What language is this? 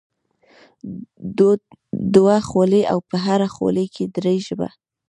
Pashto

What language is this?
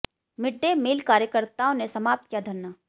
Hindi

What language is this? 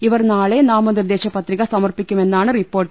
Malayalam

